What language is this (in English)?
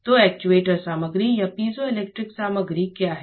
Hindi